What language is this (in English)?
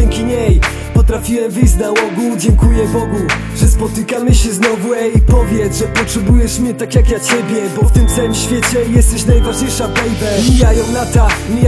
Polish